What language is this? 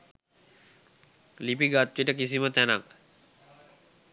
Sinhala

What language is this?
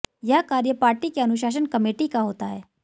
Hindi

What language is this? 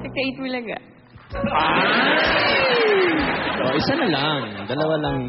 Filipino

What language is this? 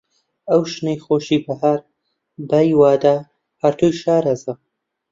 Central Kurdish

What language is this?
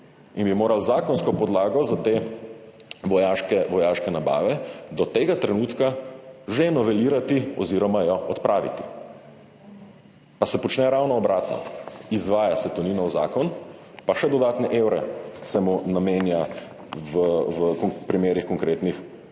Slovenian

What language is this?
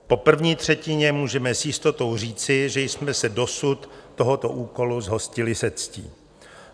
Czech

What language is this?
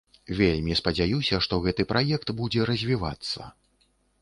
Belarusian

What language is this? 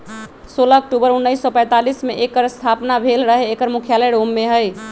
Magahi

